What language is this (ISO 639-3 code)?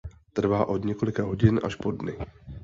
ces